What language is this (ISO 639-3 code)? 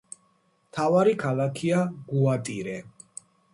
kat